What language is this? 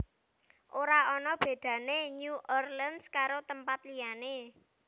Javanese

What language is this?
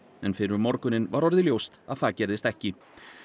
Icelandic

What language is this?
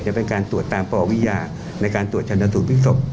Thai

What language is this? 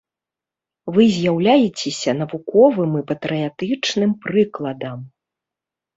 Belarusian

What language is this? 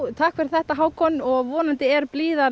Icelandic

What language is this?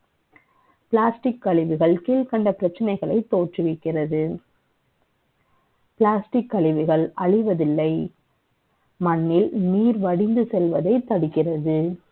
Tamil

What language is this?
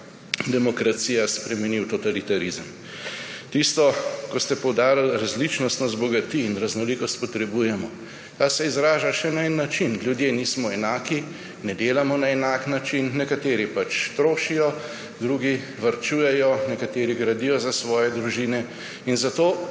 Slovenian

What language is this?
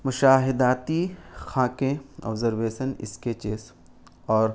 Urdu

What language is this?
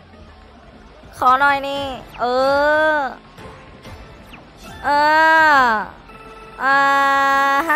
Thai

